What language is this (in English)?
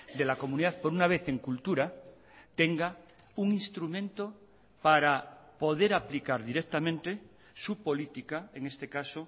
Spanish